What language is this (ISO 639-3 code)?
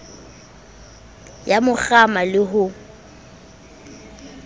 sot